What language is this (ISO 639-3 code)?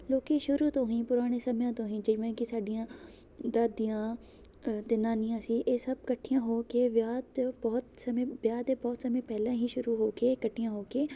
pan